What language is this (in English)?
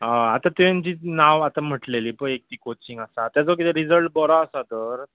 Konkani